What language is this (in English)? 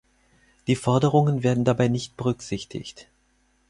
German